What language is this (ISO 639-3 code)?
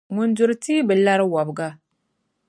dag